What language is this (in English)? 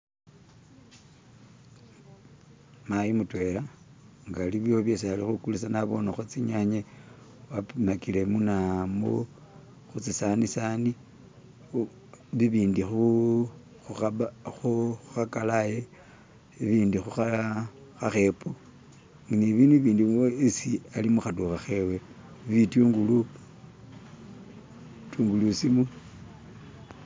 Masaaba